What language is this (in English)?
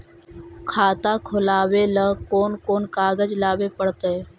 Magahi